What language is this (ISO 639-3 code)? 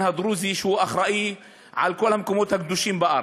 heb